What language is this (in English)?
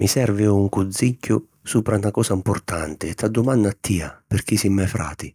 Sicilian